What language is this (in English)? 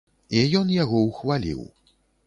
Belarusian